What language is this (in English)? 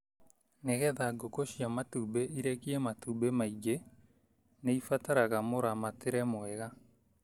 Kikuyu